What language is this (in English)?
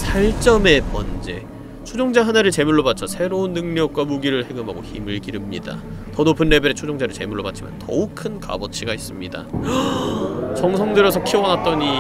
Korean